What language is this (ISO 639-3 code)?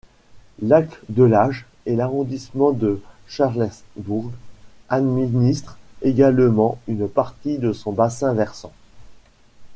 fra